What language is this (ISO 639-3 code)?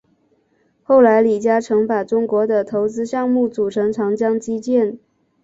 zho